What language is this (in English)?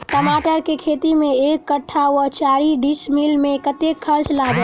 Maithili